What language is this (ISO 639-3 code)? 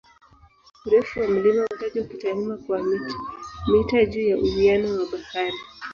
swa